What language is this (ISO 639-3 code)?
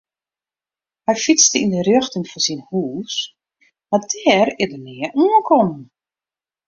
fry